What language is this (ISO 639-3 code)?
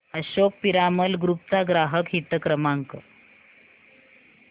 mar